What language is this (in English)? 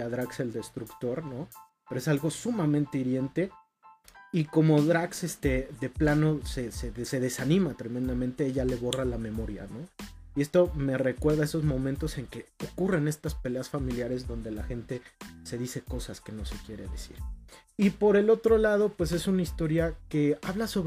Spanish